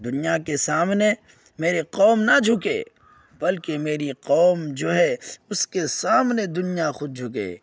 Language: Urdu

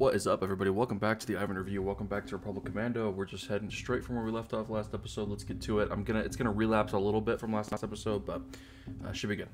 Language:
English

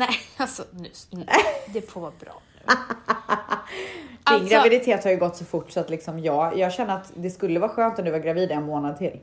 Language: Swedish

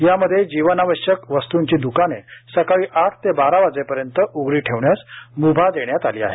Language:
Marathi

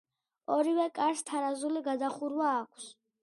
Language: Georgian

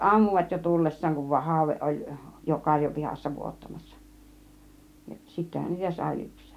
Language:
Finnish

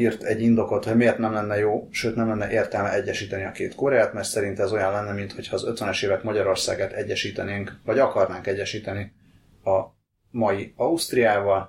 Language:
Hungarian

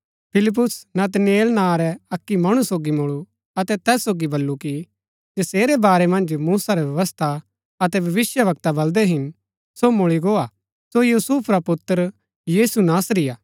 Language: Gaddi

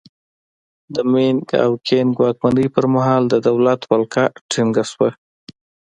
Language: Pashto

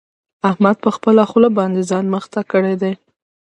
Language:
Pashto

